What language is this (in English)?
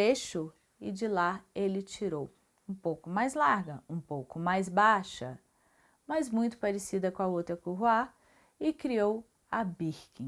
Portuguese